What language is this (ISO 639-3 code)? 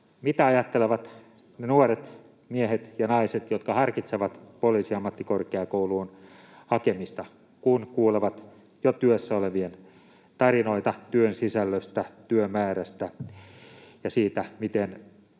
fin